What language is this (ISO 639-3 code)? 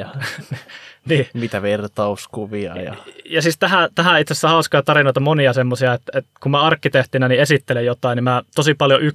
fin